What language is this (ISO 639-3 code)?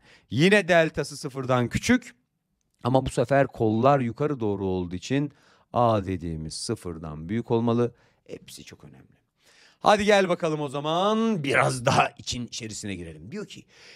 tur